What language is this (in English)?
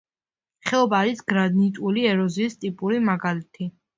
Georgian